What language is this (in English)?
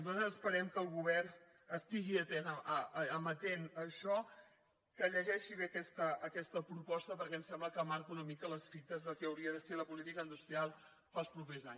Catalan